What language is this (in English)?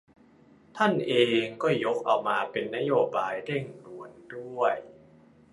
Thai